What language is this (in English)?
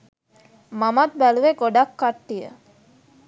Sinhala